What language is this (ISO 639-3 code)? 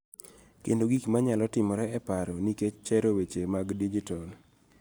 luo